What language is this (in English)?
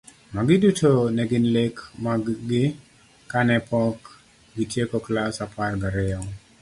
Luo (Kenya and Tanzania)